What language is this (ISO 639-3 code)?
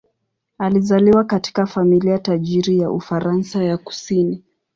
swa